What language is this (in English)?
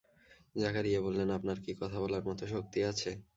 Bangla